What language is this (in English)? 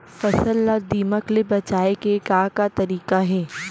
Chhattisgarhi